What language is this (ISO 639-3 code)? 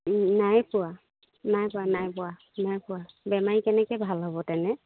asm